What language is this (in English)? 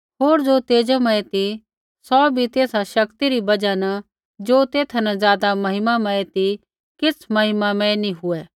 Kullu Pahari